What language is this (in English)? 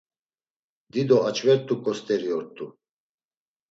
Laz